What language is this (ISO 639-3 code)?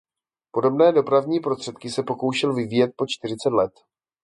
ces